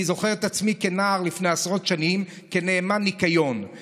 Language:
Hebrew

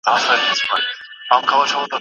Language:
Pashto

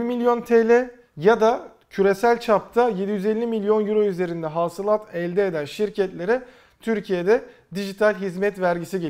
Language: Turkish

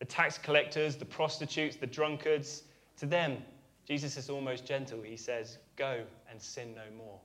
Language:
English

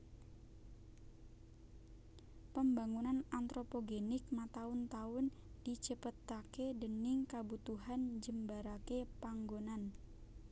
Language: Javanese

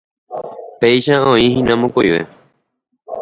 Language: Guarani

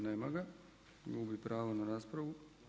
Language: Croatian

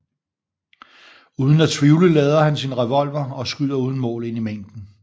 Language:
Danish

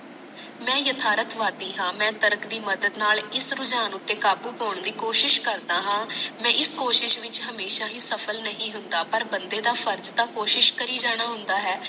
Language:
Punjabi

